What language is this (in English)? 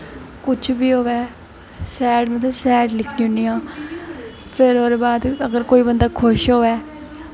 Dogri